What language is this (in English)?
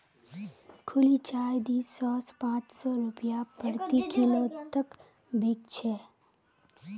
Magahi